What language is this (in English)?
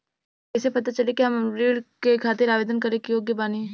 Bhojpuri